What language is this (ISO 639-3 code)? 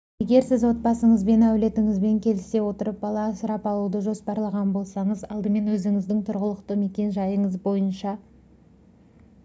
kaz